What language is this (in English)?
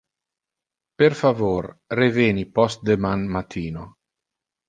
Interlingua